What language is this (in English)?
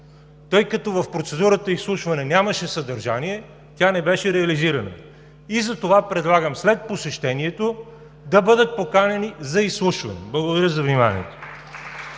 Bulgarian